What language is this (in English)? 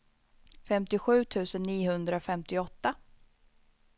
Swedish